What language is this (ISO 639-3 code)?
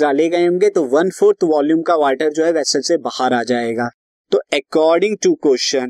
hin